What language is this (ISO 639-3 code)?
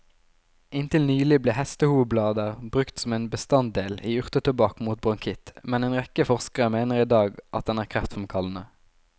nor